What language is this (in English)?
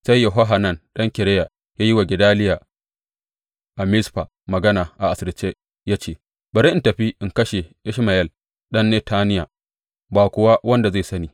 Hausa